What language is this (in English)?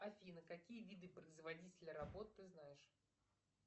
Russian